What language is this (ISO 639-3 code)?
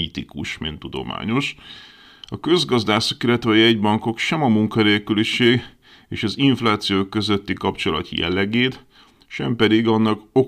hun